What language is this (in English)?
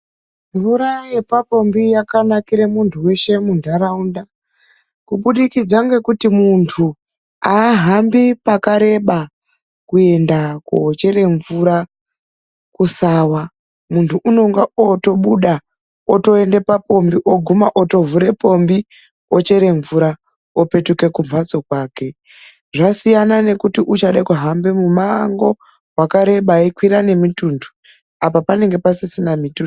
Ndau